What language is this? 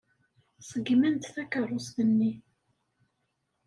Kabyle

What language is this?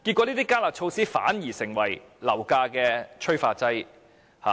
Cantonese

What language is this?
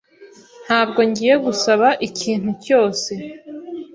Kinyarwanda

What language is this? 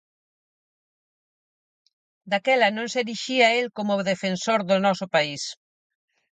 Galician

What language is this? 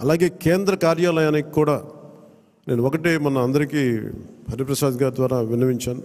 Telugu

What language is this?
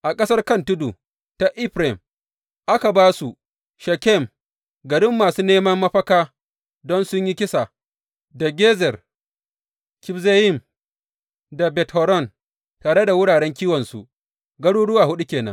Hausa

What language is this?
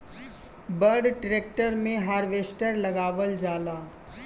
Bhojpuri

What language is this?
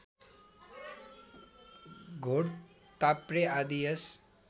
Nepali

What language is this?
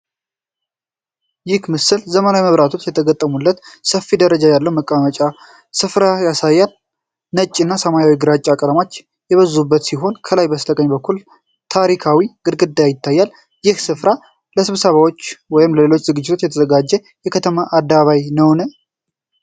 Amharic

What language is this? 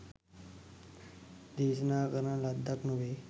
Sinhala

